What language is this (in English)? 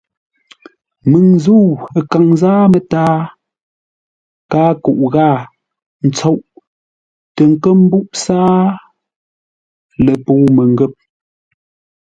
Ngombale